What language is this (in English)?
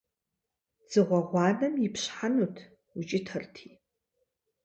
Kabardian